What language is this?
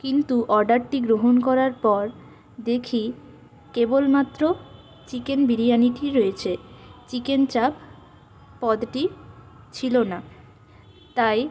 Bangla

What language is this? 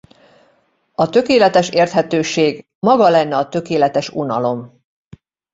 Hungarian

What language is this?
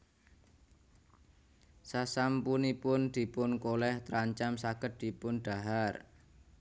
Javanese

